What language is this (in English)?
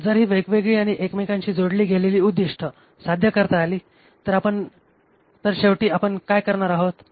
Marathi